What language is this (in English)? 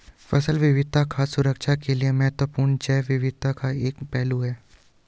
Hindi